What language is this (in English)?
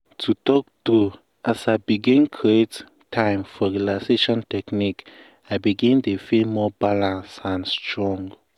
Nigerian Pidgin